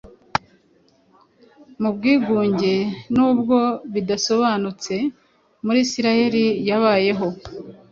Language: Kinyarwanda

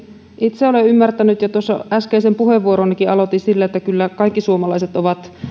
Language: Finnish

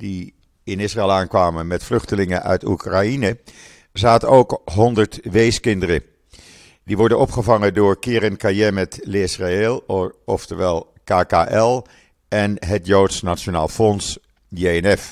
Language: Dutch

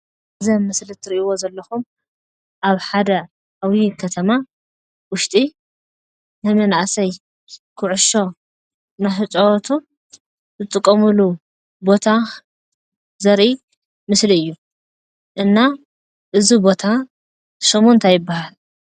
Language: Tigrinya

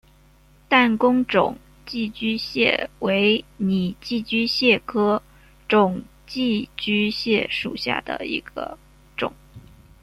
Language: Chinese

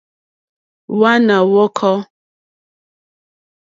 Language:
Mokpwe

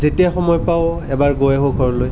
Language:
Assamese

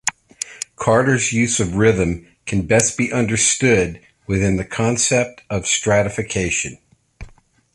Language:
English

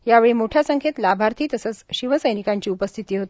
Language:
Marathi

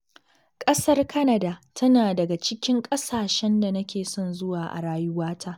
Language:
Hausa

